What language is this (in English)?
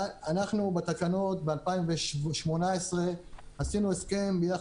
Hebrew